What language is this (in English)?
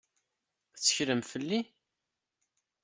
Kabyle